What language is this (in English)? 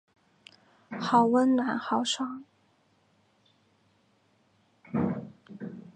Chinese